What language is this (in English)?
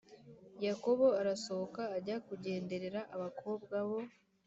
Kinyarwanda